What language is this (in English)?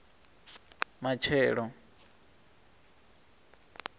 Venda